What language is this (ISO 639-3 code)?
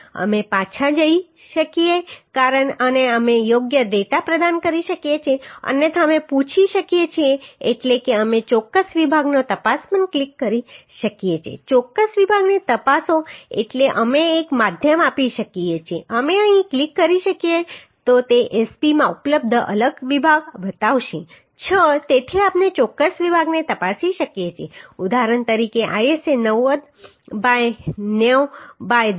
guj